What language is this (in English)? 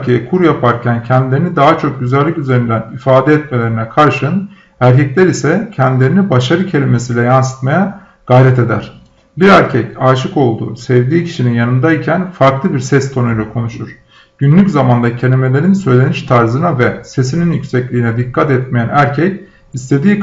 Turkish